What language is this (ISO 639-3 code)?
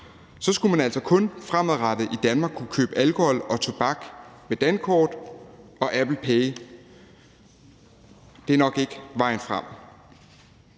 dan